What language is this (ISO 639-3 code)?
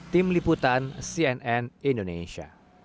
ind